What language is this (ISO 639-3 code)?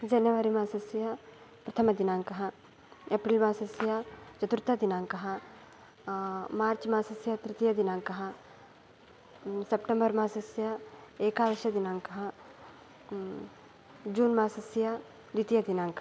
san